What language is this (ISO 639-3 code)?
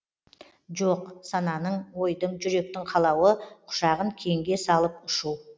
kaz